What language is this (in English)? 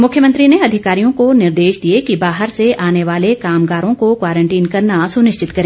Hindi